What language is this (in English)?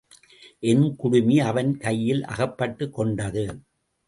Tamil